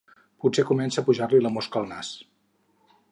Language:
Catalan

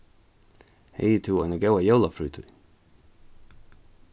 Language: Faroese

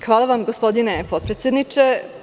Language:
Serbian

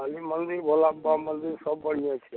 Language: Maithili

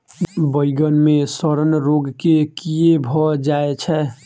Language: Maithili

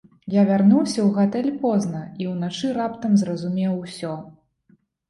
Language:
Belarusian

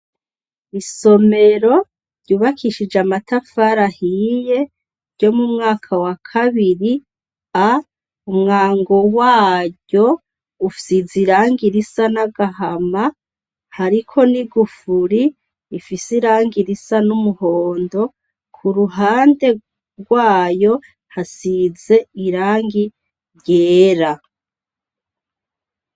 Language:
Rundi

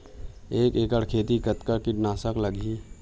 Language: Chhattisgarhi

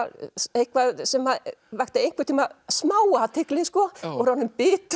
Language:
Icelandic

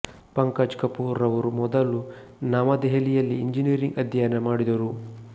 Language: Kannada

